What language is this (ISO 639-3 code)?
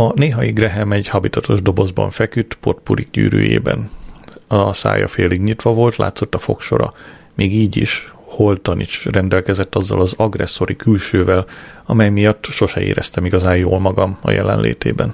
hun